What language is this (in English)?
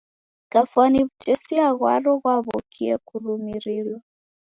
Taita